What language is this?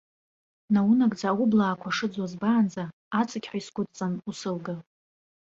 Abkhazian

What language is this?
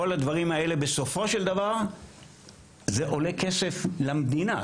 Hebrew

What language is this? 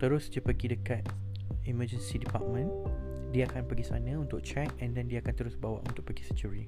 Malay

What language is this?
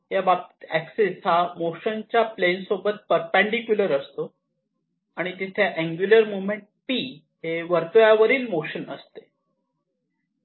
Marathi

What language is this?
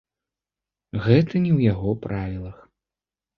Belarusian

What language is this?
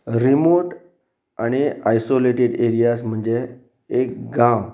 Konkani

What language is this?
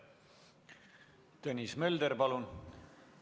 Estonian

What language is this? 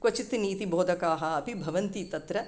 Sanskrit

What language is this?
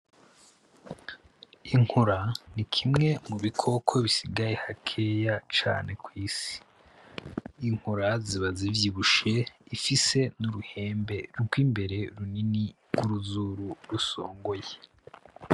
Rundi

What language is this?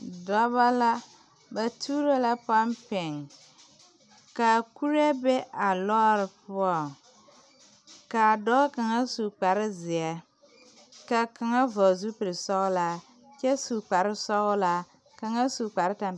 Southern Dagaare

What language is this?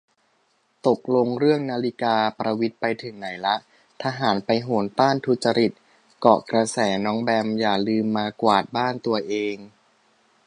Thai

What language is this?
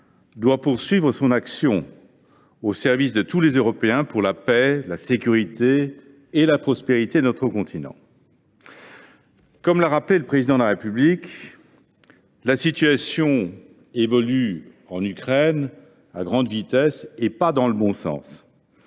French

